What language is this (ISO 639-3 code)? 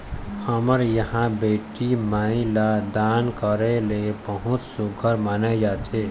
hne